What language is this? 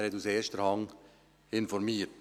Swiss German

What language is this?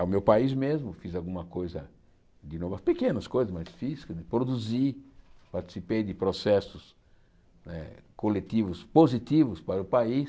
Portuguese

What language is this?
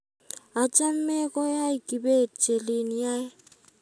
Kalenjin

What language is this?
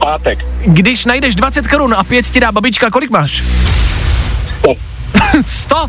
Czech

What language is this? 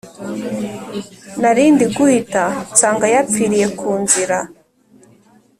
Kinyarwanda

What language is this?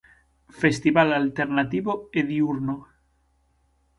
Galician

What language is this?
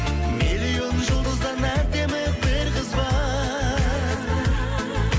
Kazakh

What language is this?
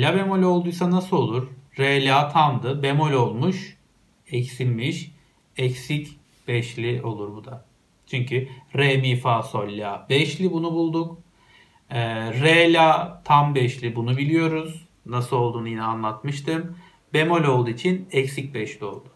Turkish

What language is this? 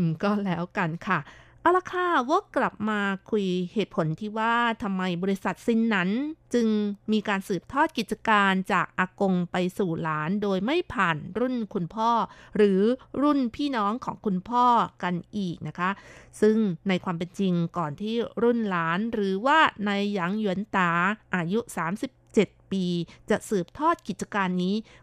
Thai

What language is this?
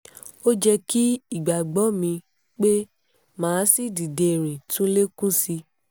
Yoruba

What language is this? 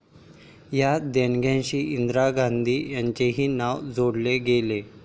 Marathi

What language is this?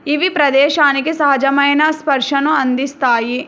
Telugu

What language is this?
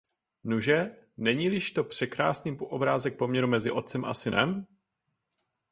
Czech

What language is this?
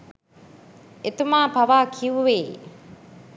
Sinhala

